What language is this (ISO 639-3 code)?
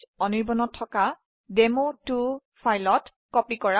asm